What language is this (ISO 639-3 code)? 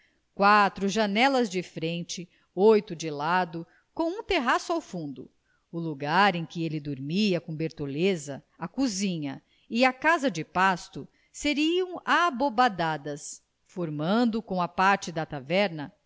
por